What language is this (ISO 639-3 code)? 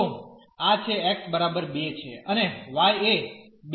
guj